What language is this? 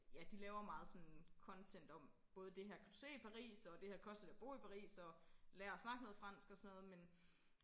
Danish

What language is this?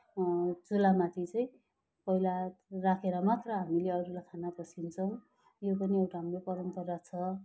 Nepali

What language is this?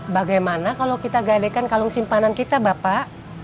Indonesian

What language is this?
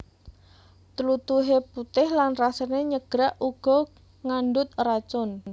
Javanese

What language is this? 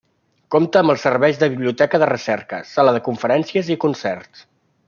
Catalan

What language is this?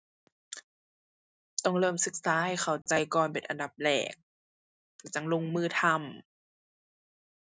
Thai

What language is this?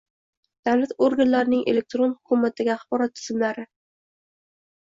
Uzbek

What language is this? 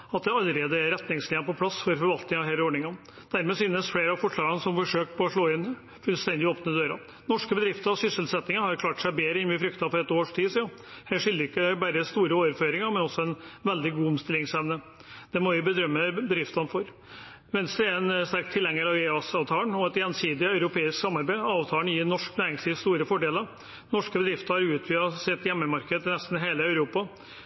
Norwegian Bokmål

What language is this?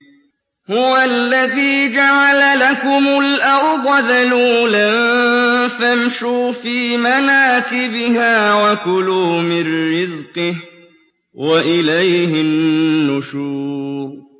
Arabic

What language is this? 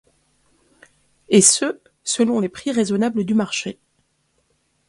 French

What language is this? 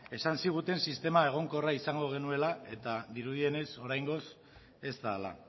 Basque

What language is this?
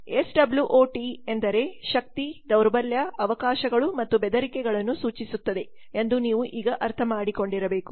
Kannada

